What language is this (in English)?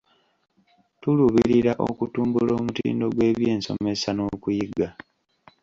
Ganda